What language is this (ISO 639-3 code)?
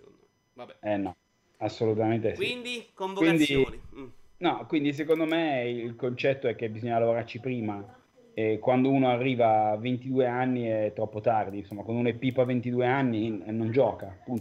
ita